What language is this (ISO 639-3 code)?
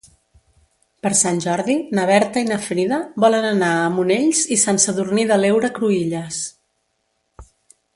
cat